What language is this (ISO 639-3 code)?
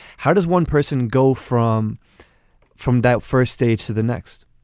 eng